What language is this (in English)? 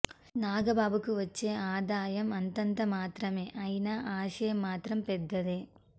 Telugu